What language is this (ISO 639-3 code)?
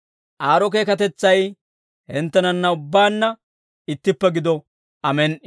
dwr